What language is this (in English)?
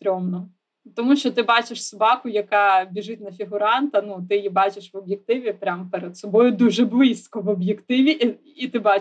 Ukrainian